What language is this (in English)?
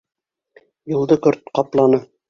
Bashkir